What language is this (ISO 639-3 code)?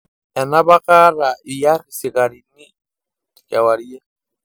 mas